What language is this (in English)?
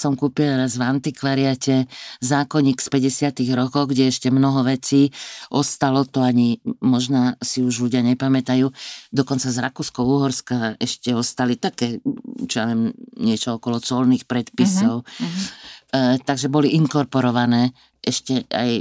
Slovak